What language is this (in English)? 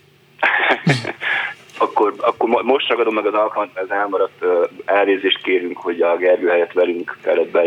Hungarian